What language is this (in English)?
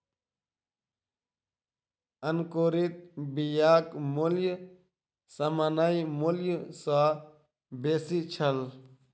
Maithili